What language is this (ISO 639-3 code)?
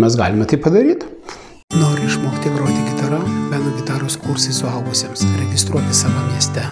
lit